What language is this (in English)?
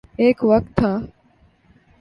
Urdu